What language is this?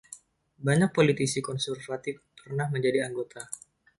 Indonesian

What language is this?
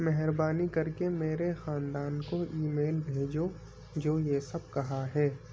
Urdu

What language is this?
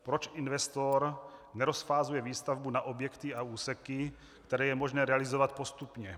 Czech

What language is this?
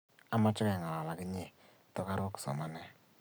Kalenjin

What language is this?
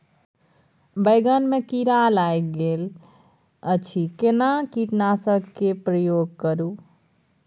Maithili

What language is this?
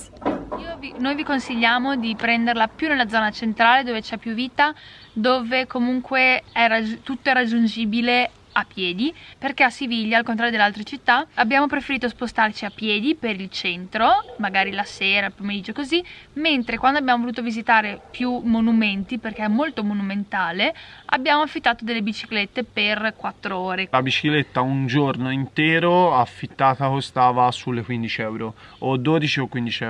Italian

